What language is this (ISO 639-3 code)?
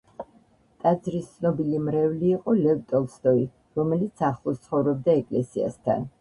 kat